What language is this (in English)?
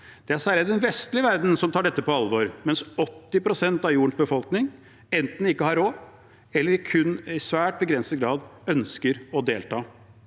Norwegian